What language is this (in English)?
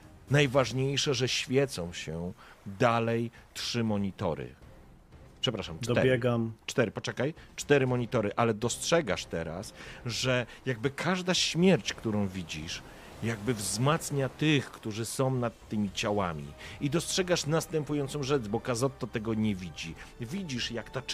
Polish